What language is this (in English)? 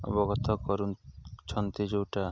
Odia